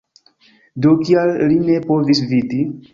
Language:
Esperanto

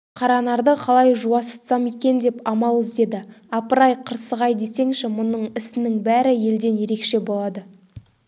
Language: Kazakh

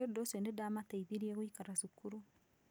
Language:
Kikuyu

